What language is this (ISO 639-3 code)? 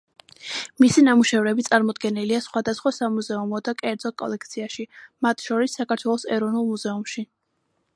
kat